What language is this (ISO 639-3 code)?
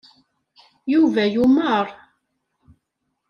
kab